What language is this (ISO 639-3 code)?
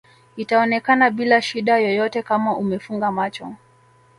swa